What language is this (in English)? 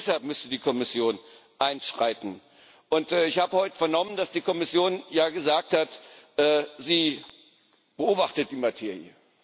German